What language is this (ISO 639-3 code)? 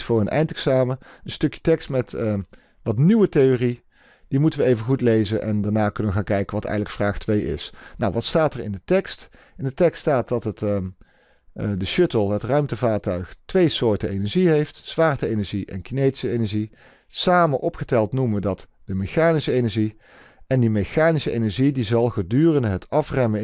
nld